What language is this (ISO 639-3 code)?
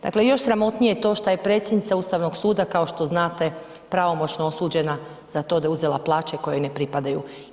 hrv